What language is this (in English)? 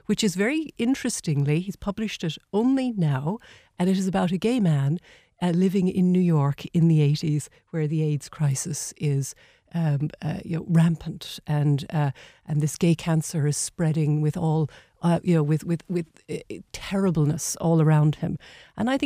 English